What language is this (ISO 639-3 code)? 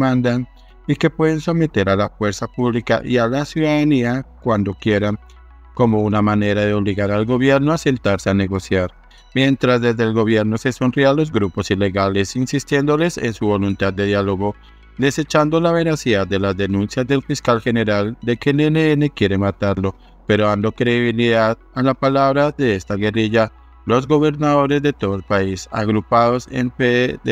spa